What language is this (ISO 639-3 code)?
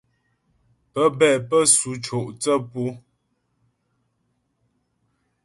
bbj